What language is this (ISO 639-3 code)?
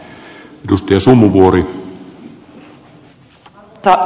fin